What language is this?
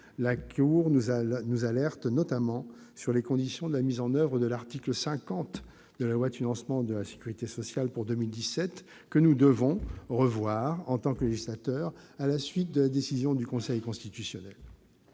French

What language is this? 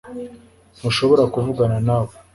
Kinyarwanda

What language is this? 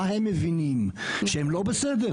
Hebrew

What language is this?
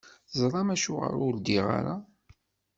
Kabyle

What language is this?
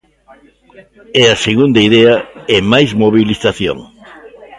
Galician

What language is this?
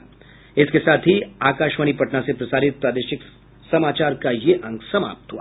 Hindi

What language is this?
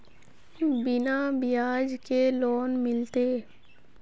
Magahi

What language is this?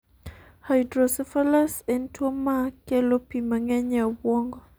Luo (Kenya and Tanzania)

